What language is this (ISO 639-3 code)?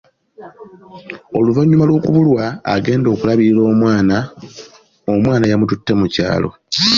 lug